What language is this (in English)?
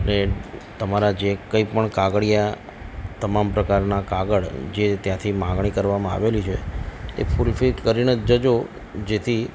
Gujarati